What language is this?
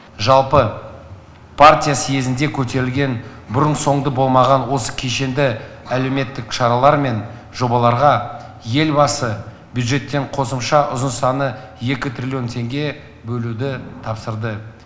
Kazakh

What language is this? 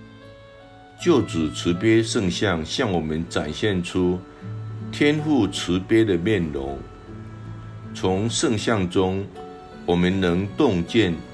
Chinese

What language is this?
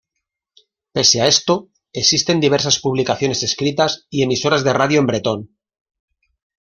Spanish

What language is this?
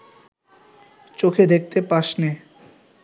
Bangla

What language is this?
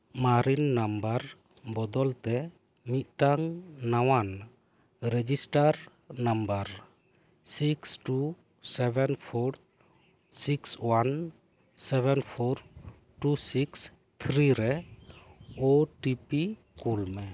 Santali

